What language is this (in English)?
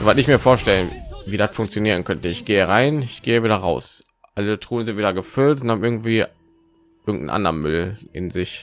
German